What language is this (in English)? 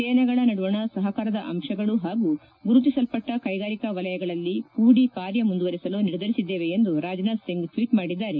Kannada